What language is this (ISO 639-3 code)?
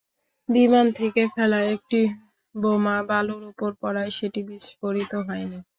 ben